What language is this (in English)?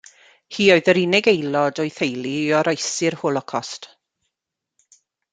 Welsh